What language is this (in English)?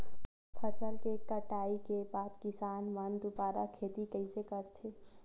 Chhattisgarhi